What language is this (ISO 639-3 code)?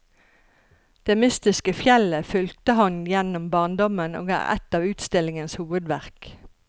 nor